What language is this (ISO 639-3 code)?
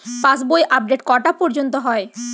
ben